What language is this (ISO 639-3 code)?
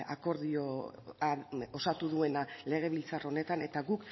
eus